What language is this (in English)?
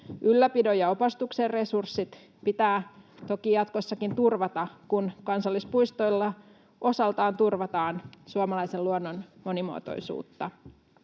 Finnish